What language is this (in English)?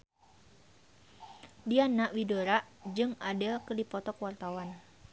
Sundanese